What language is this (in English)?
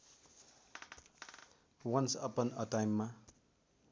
Nepali